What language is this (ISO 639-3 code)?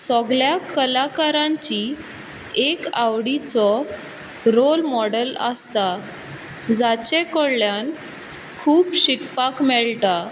kok